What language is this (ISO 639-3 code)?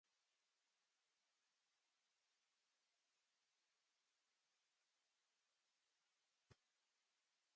eng